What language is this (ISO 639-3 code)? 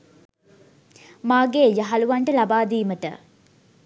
sin